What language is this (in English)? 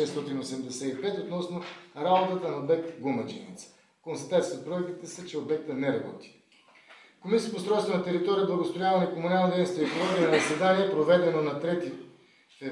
Bulgarian